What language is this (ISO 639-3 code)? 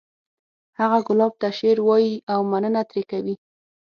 pus